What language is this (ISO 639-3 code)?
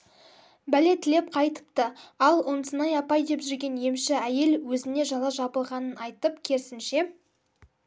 kaz